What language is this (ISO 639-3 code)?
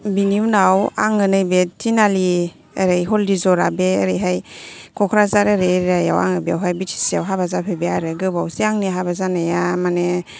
brx